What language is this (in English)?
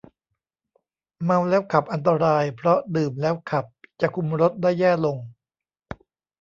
Thai